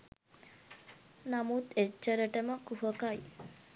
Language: Sinhala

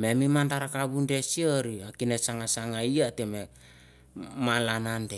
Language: Mandara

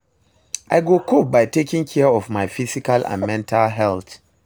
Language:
Nigerian Pidgin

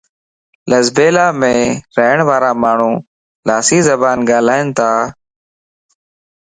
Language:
Lasi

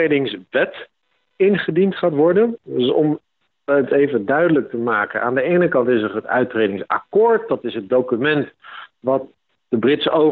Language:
Dutch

